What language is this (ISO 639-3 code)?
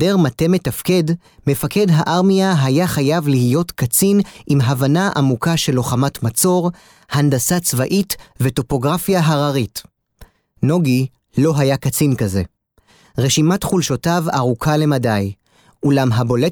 heb